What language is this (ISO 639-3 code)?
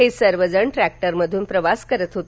mar